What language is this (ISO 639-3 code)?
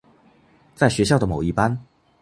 zho